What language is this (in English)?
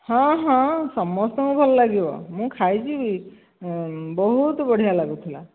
Odia